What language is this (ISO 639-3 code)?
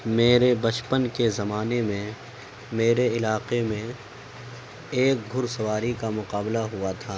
urd